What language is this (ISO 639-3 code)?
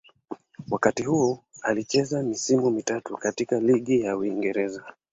swa